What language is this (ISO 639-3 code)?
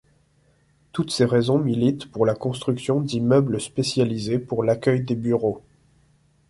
fra